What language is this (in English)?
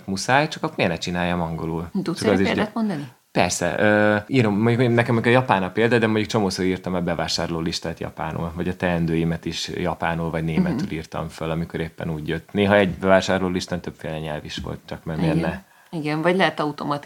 Hungarian